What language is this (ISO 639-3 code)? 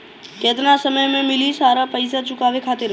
bho